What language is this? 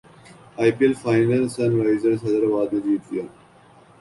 Urdu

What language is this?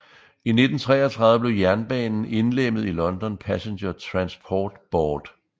Danish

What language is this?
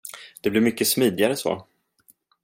Swedish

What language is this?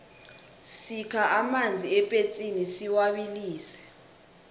South Ndebele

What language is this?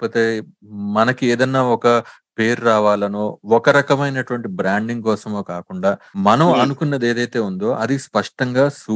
Telugu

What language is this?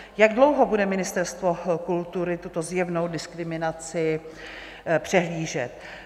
Czech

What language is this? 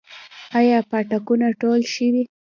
Pashto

